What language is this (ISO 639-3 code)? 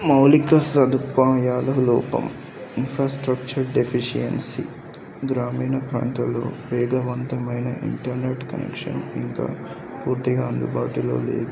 tel